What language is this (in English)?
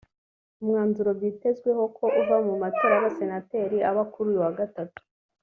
Kinyarwanda